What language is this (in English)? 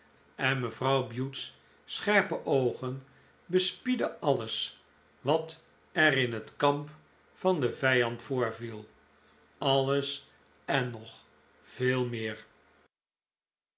Dutch